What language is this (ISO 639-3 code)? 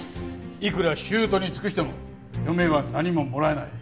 jpn